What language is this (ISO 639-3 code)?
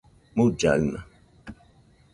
hux